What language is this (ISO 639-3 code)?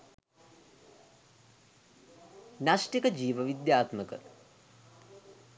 sin